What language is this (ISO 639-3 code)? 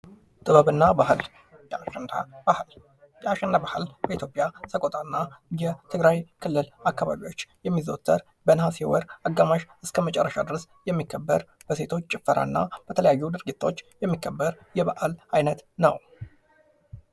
amh